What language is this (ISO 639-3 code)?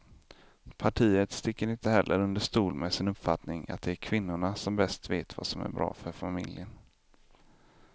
swe